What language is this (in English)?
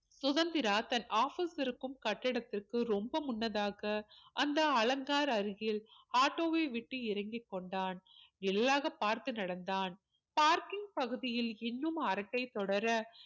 Tamil